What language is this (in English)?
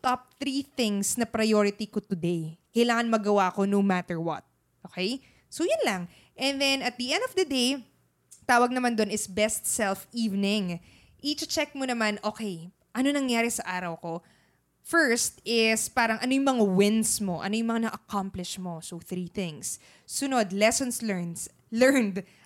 Filipino